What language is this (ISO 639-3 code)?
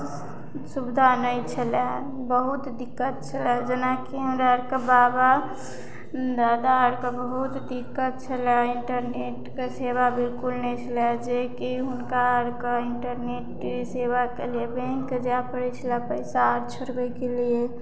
mai